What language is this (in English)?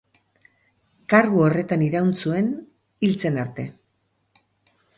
Basque